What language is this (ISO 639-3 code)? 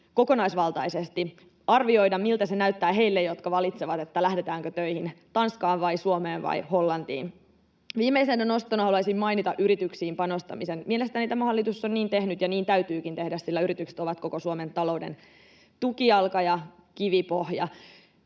fin